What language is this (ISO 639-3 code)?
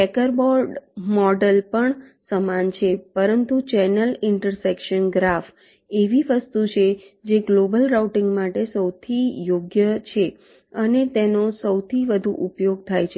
guj